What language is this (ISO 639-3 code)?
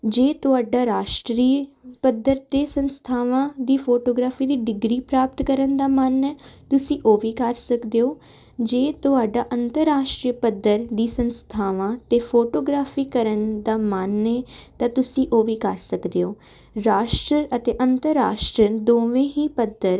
pan